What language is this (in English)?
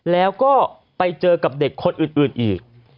Thai